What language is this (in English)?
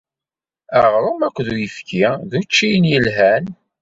Kabyle